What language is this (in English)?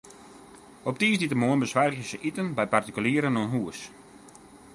Western Frisian